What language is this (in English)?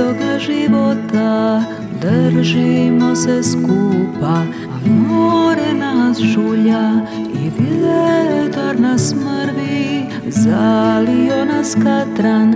Croatian